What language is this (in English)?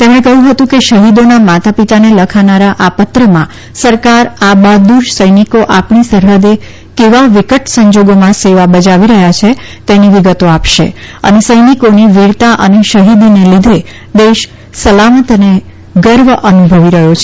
Gujarati